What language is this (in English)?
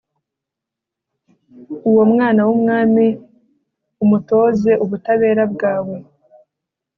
Kinyarwanda